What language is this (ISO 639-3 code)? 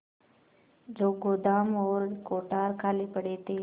hin